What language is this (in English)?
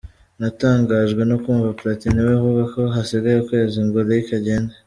Kinyarwanda